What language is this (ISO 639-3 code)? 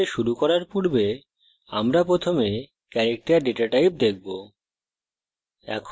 ben